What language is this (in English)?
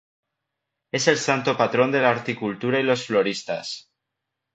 Spanish